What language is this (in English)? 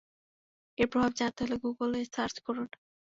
Bangla